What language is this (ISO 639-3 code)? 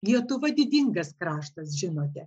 lit